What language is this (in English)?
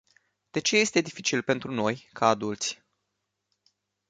Romanian